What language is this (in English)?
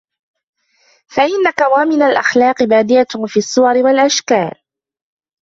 Arabic